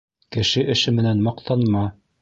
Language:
Bashkir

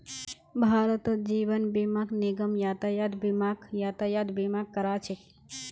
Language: Magahi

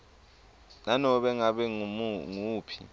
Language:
Swati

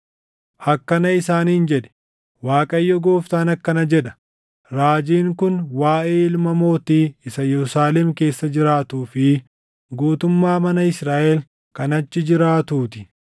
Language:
Oromo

